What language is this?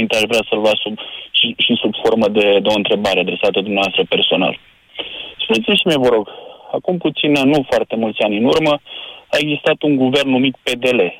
Romanian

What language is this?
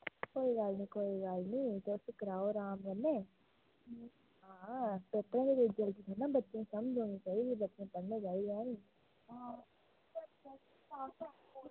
Dogri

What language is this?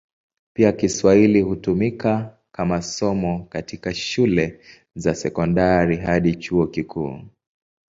Swahili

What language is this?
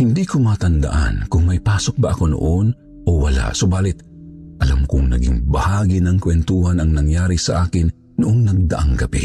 Filipino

